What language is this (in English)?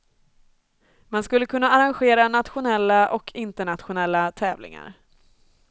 Swedish